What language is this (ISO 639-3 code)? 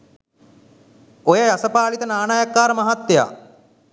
sin